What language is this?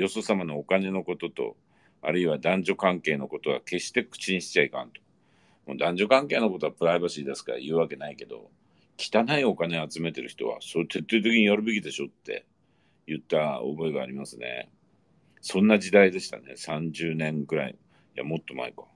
Japanese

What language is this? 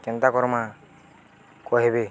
Odia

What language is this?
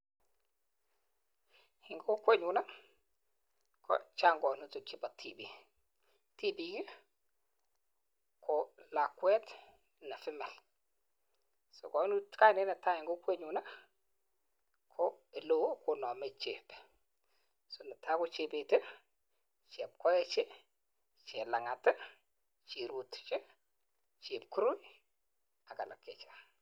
Kalenjin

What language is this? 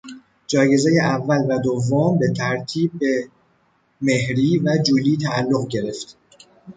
Persian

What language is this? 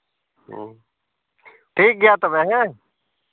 Santali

